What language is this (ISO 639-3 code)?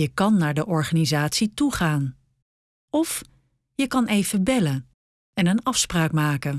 nld